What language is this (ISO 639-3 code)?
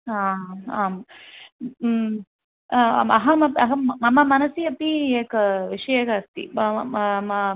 san